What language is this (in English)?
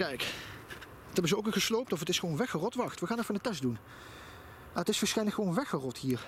Dutch